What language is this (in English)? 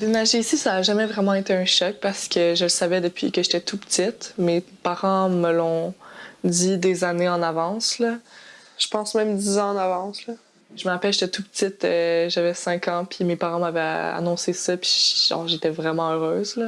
French